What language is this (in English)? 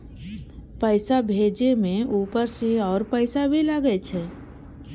Maithili